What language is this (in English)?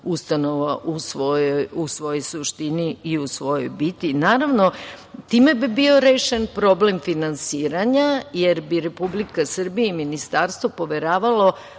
Serbian